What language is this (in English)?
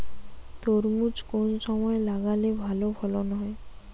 Bangla